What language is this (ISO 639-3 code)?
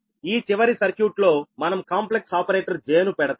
tel